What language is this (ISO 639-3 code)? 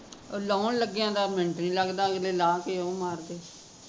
pan